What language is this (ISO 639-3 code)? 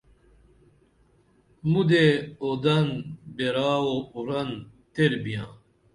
dml